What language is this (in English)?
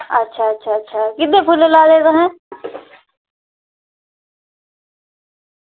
Dogri